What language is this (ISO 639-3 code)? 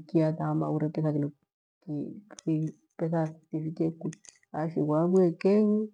gwe